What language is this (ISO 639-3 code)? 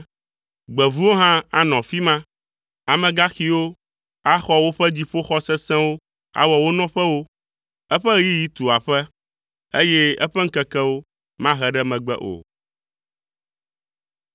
ewe